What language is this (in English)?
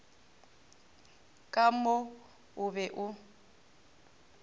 Northern Sotho